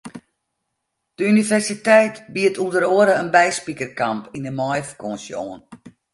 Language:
Western Frisian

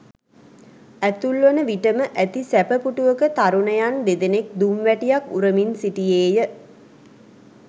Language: Sinhala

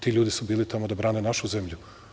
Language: Serbian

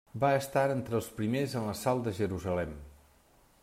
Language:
Catalan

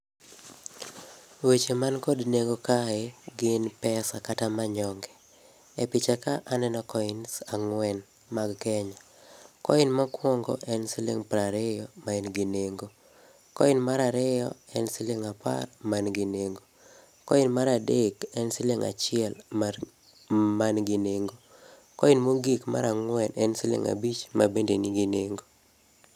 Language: Luo (Kenya and Tanzania)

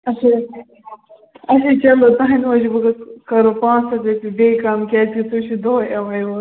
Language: Kashmiri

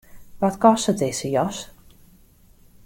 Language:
Western Frisian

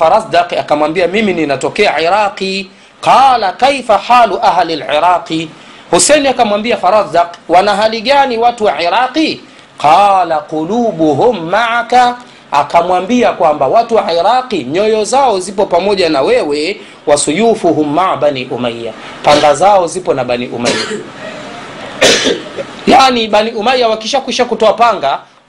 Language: Swahili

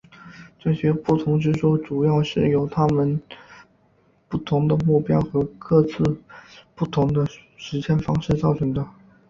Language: Chinese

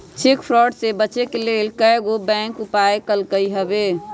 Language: Magahi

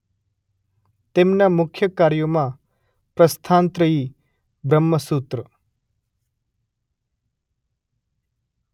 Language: Gujarati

